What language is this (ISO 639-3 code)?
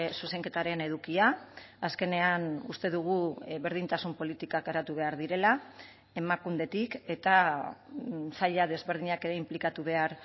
eus